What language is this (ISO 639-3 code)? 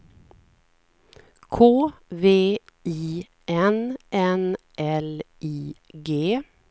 swe